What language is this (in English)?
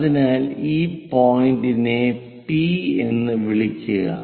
Malayalam